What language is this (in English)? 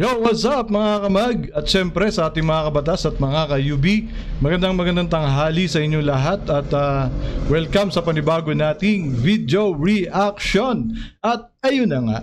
Filipino